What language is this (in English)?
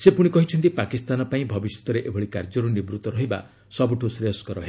Odia